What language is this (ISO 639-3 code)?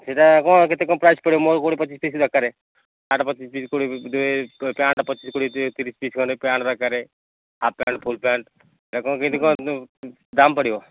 ori